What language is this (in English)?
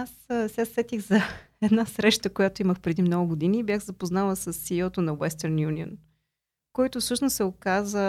Bulgarian